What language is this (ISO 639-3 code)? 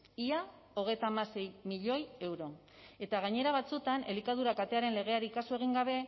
eus